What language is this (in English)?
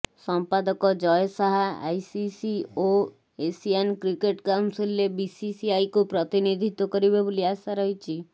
Odia